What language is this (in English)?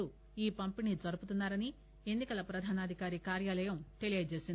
Telugu